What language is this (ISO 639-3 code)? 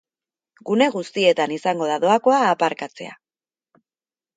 eus